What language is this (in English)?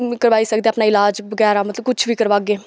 Dogri